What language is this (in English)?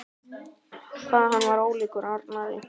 Icelandic